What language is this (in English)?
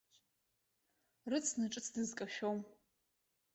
Abkhazian